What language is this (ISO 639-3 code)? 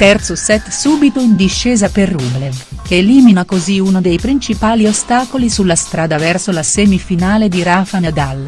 ita